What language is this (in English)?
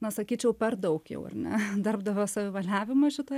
Lithuanian